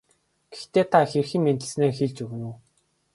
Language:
Mongolian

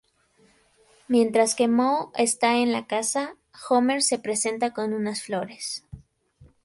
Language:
Spanish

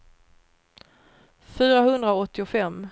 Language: Swedish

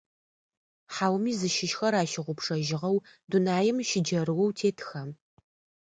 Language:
Adyghe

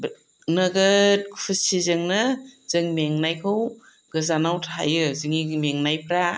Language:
Bodo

